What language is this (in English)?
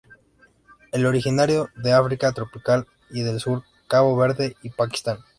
Spanish